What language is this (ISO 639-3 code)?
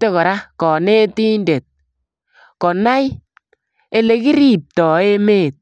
kln